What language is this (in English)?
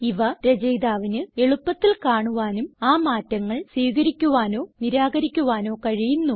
Malayalam